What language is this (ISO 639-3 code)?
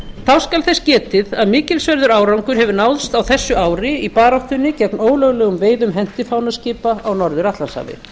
isl